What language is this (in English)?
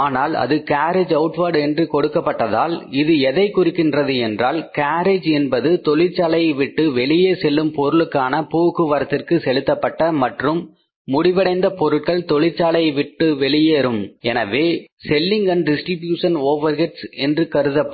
Tamil